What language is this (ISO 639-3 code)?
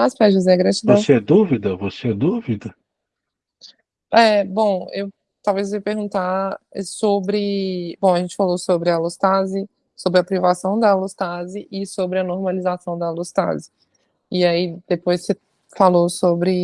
por